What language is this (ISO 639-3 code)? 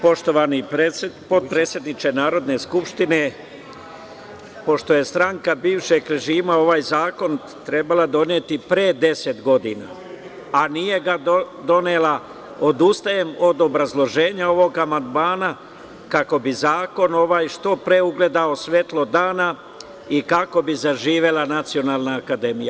srp